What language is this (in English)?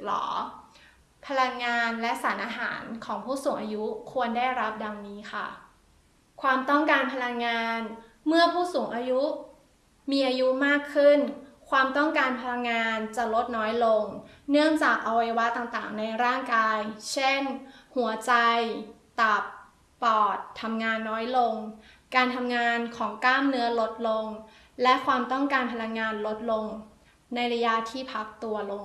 Thai